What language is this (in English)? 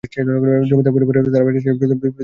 Bangla